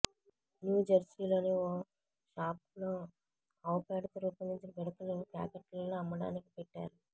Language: Telugu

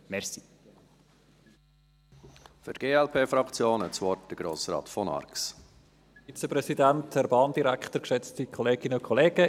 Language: Swiss German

